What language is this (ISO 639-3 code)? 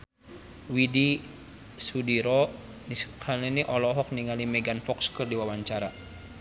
sun